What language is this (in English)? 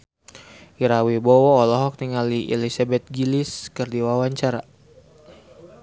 Sundanese